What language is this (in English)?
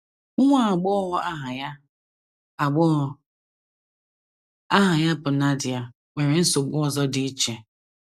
Igbo